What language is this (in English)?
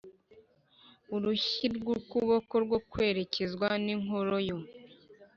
Kinyarwanda